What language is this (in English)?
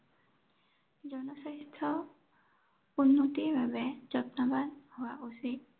Assamese